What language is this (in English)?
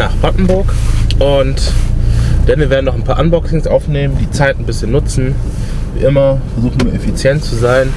German